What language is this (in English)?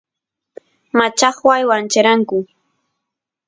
Santiago del Estero Quichua